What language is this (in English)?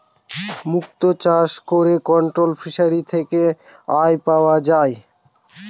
Bangla